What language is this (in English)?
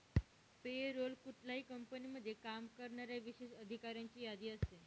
Marathi